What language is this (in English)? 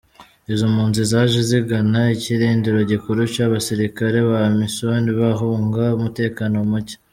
Kinyarwanda